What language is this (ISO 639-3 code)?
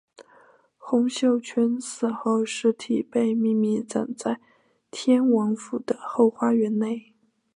zho